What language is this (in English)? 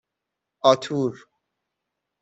Persian